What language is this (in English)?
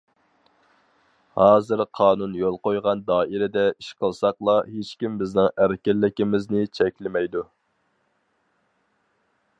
Uyghur